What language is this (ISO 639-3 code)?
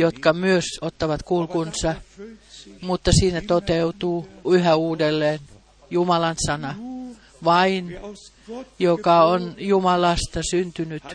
fin